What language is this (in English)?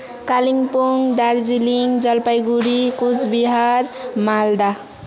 Nepali